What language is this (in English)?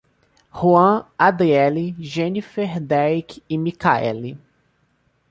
Portuguese